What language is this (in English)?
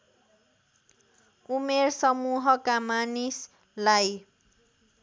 Nepali